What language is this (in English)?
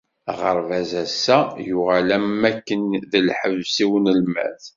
Kabyle